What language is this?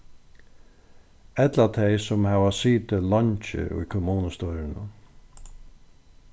Faroese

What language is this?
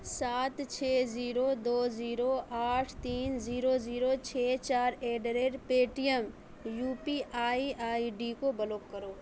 Urdu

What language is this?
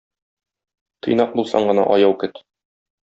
Tatar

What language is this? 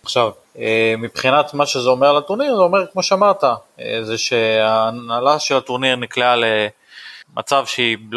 Hebrew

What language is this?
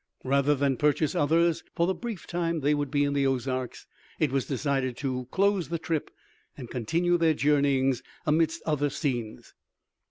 English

